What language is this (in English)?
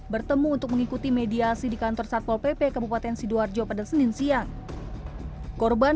Indonesian